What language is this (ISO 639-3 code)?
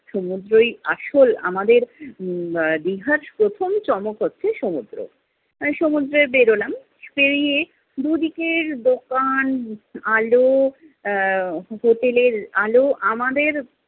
ben